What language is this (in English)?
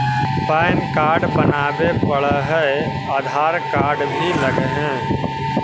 Magahi